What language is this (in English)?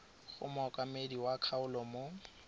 Tswana